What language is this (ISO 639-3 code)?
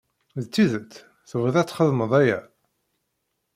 kab